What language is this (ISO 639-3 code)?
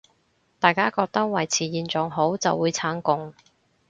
yue